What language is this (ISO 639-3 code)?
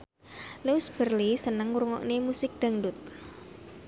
jav